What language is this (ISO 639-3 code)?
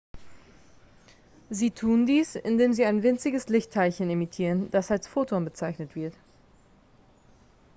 deu